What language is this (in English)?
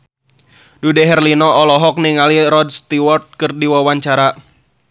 Sundanese